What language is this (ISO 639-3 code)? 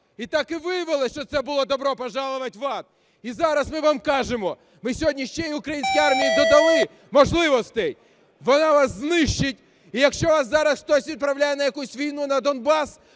ukr